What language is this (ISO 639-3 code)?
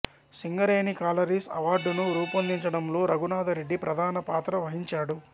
tel